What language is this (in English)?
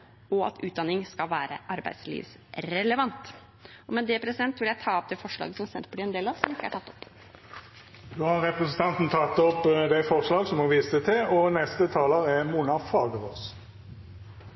Norwegian